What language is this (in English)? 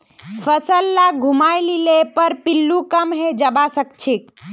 Magahi